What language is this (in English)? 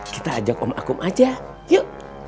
Indonesian